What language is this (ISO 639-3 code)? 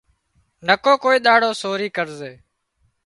kxp